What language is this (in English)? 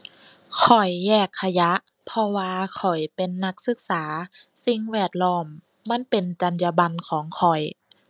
Thai